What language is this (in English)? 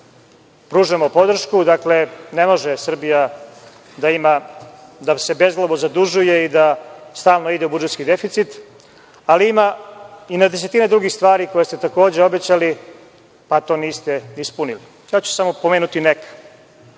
Serbian